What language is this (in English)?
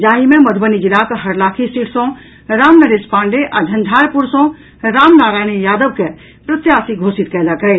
Maithili